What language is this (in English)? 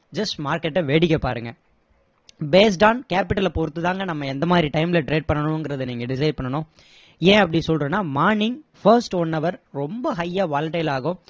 Tamil